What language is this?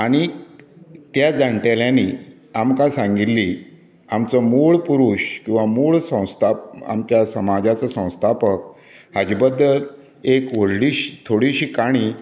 Konkani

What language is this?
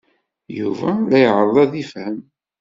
Kabyle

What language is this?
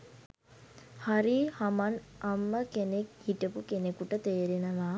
Sinhala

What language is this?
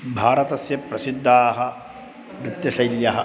Sanskrit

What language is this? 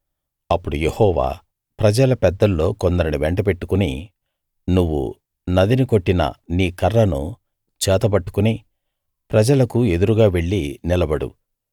Telugu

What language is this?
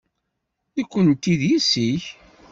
Kabyle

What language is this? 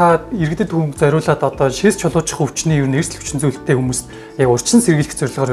Turkish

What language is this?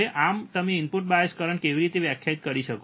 Gujarati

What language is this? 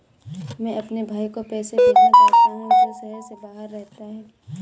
Hindi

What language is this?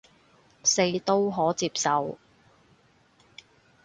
Cantonese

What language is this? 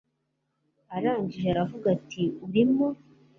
Kinyarwanda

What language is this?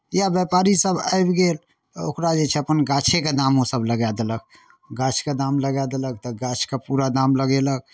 Maithili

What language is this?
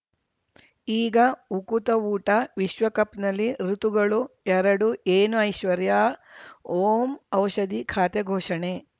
Kannada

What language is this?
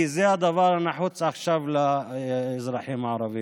Hebrew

